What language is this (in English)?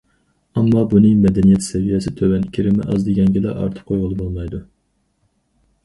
Uyghur